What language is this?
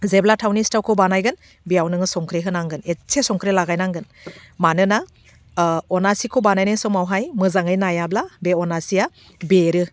Bodo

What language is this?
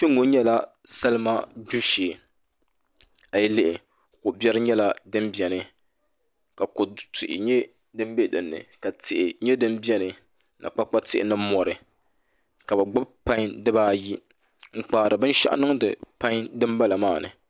Dagbani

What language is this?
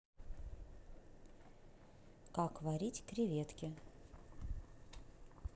Russian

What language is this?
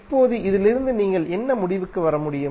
Tamil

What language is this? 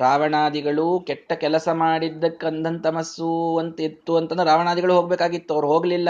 Kannada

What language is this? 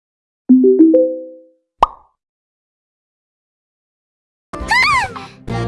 Korean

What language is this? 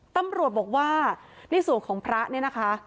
Thai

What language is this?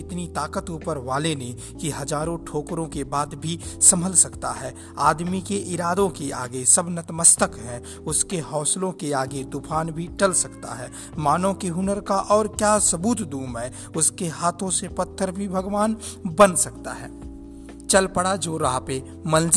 Hindi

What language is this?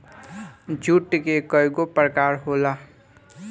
Bhojpuri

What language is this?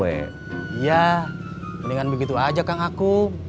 Indonesian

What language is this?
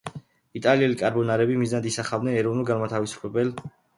Georgian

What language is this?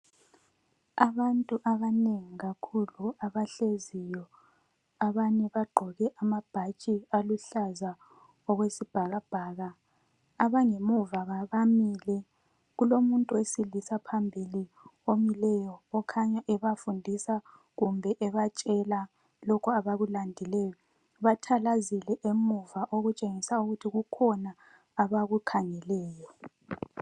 North Ndebele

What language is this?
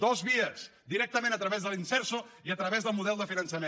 Catalan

